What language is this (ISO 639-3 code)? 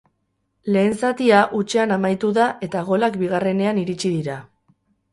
eus